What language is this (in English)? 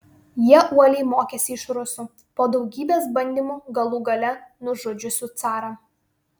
Lithuanian